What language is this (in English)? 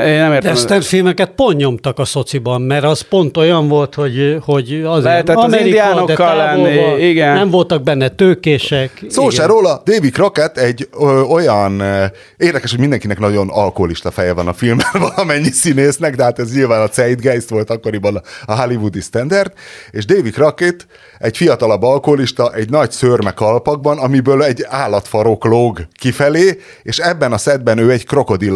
Hungarian